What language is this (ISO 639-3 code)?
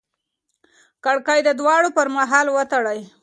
pus